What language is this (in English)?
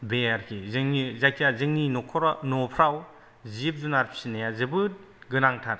Bodo